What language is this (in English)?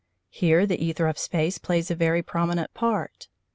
English